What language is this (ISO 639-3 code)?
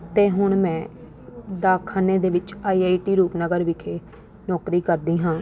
pan